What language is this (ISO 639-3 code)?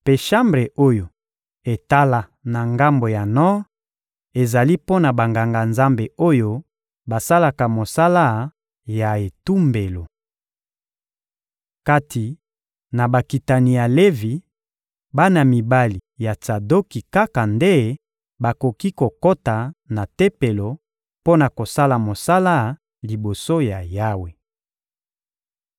lin